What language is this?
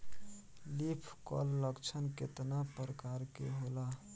Bhojpuri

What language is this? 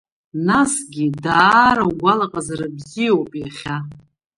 Abkhazian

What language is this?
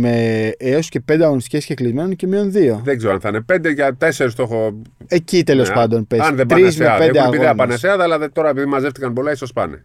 Greek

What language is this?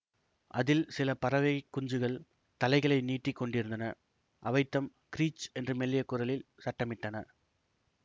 Tamil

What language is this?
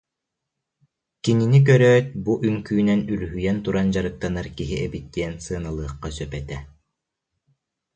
Yakut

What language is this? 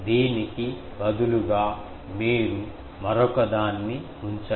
Telugu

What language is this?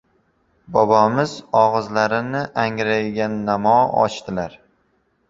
Uzbek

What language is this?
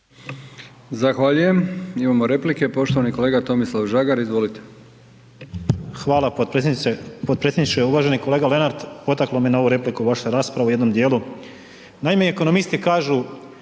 Croatian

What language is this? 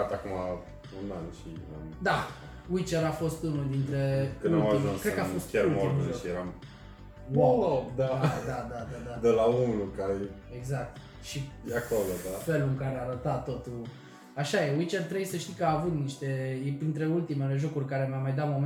Romanian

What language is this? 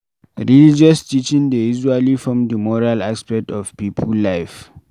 Nigerian Pidgin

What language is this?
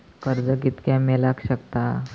Marathi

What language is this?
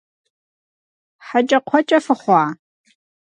Kabardian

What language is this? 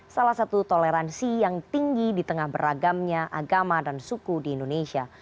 Indonesian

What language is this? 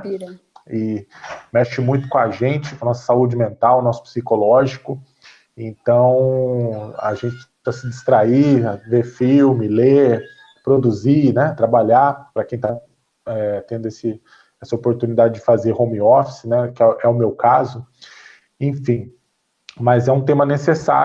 Portuguese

